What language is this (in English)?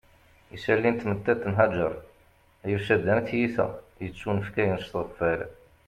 Kabyle